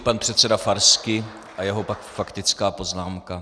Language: Czech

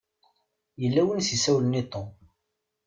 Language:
Kabyle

